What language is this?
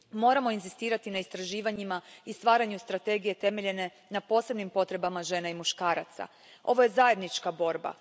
Croatian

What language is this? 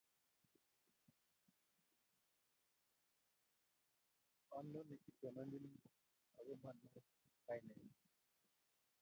Kalenjin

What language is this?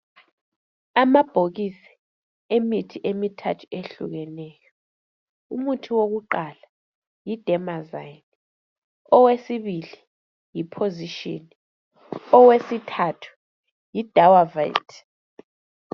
North Ndebele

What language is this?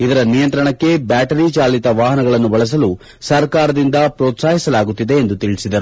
Kannada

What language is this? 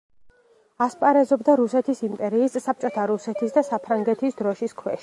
Georgian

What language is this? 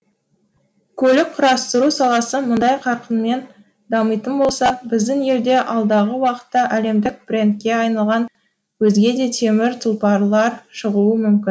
Kazakh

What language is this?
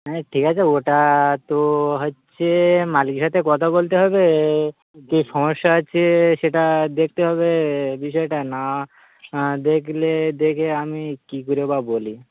Bangla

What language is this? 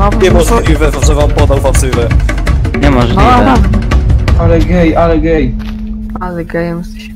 Polish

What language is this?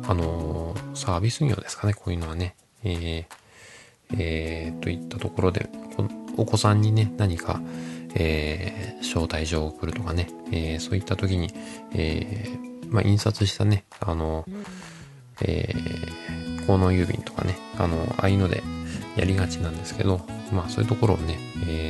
Japanese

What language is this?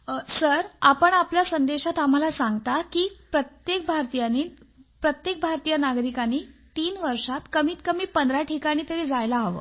Marathi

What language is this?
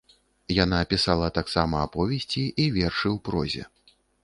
Belarusian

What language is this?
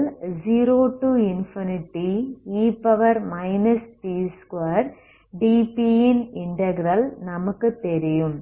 Tamil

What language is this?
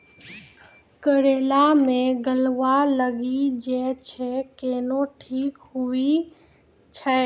Maithili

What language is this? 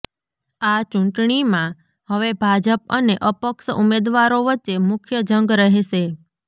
Gujarati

